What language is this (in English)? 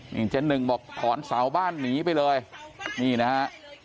Thai